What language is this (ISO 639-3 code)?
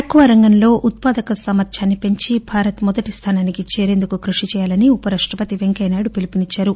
tel